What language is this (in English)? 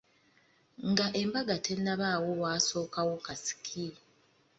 Ganda